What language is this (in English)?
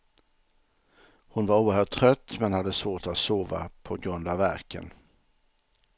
Swedish